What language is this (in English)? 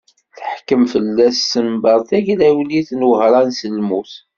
Kabyle